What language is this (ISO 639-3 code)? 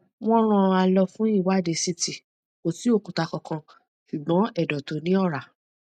yor